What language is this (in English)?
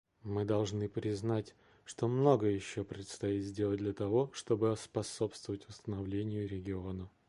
Russian